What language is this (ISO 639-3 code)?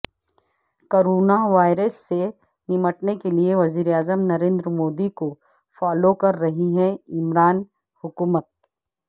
urd